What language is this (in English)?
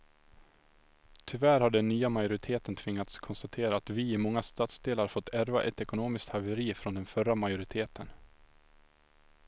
Swedish